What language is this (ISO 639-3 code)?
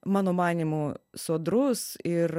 lit